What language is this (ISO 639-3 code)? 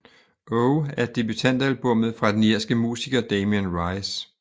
dan